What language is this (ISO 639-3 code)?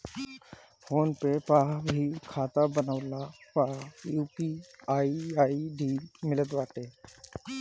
bho